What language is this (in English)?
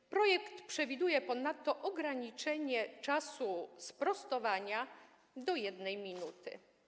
Polish